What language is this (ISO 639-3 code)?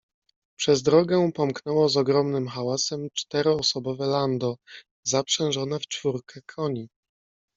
pol